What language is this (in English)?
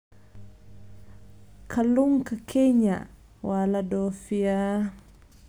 Somali